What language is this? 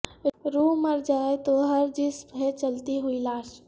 Urdu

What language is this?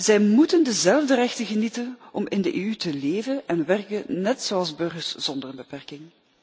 Dutch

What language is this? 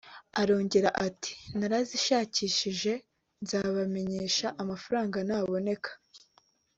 Kinyarwanda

